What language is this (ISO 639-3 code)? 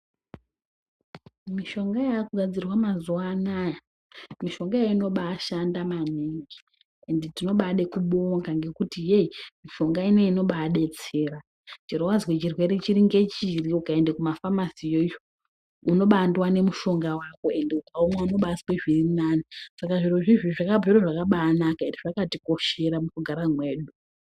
ndc